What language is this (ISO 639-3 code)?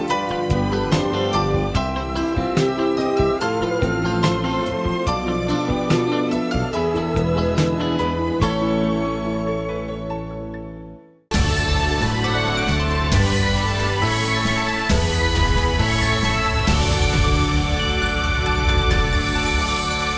vie